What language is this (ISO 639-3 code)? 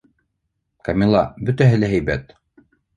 bak